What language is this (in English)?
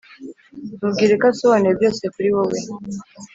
Kinyarwanda